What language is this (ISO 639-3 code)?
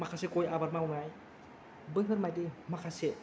brx